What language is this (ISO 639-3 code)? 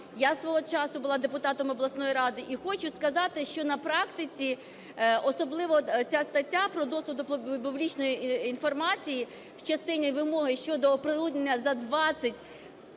ukr